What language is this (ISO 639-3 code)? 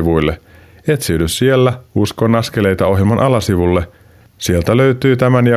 fin